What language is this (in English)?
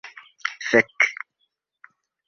Esperanto